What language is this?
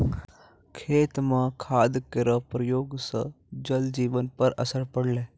Maithili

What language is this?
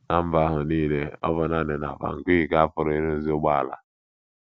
Igbo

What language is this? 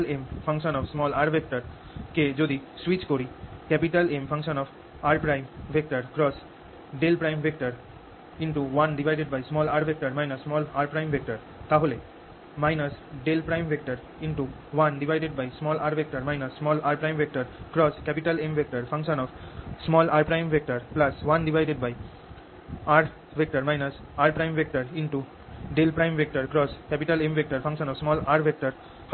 Bangla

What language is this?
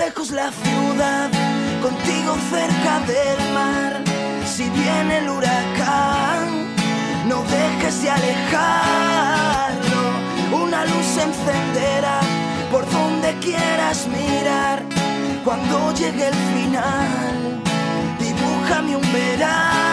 Spanish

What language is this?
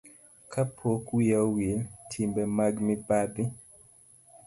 Luo (Kenya and Tanzania)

